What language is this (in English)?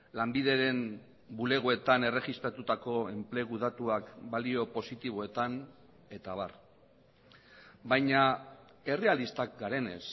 Basque